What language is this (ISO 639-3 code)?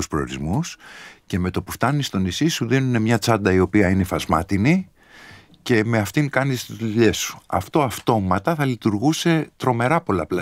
ell